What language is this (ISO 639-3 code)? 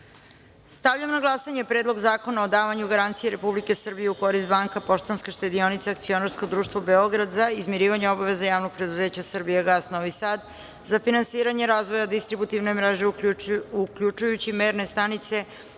srp